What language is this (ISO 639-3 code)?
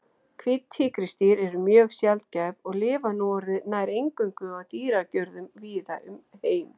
isl